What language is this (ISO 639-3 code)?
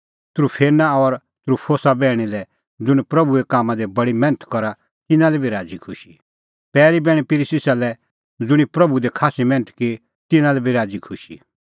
kfx